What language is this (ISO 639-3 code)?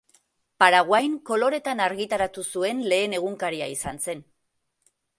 eus